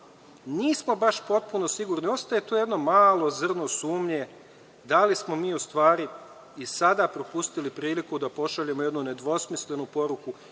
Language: Serbian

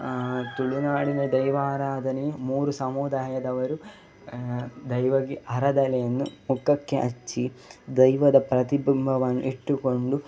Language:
Kannada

